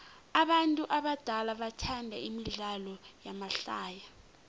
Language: South Ndebele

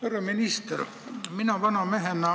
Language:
Estonian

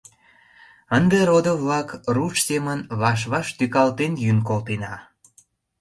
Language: Mari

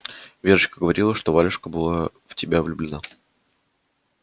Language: Russian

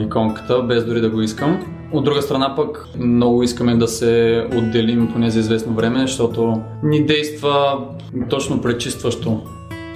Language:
Bulgarian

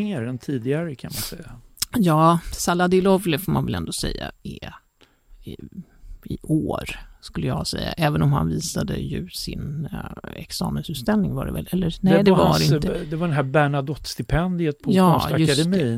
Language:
Swedish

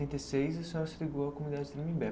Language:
Portuguese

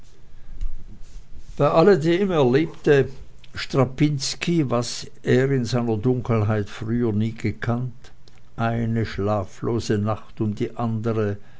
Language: German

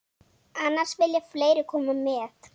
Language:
Icelandic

